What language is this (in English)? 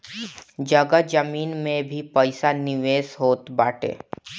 Bhojpuri